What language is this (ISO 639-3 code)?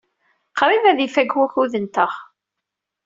kab